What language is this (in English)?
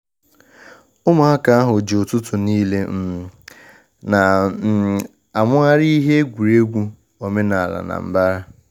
Igbo